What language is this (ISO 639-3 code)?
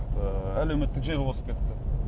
kaz